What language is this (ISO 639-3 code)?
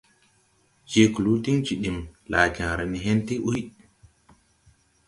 tui